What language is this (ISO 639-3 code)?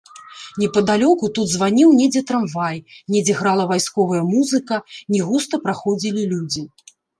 bel